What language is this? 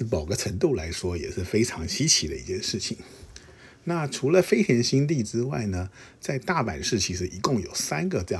Chinese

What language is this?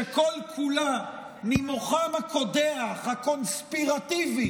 Hebrew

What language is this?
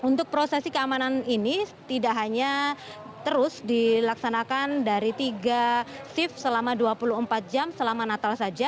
Indonesian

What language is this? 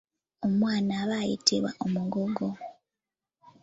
Ganda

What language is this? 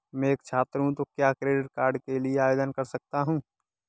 Hindi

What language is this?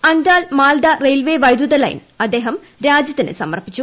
Malayalam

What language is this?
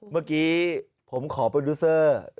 Thai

